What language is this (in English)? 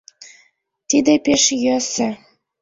Mari